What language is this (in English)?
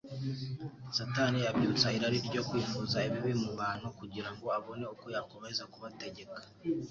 Kinyarwanda